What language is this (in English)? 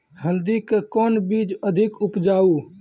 Maithili